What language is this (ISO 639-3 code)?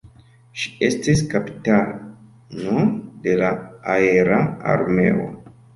epo